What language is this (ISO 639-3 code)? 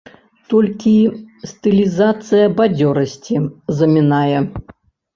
bel